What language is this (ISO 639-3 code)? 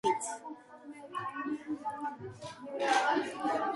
kat